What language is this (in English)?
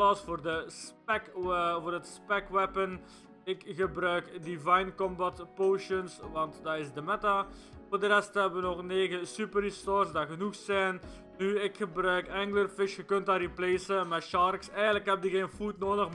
Dutch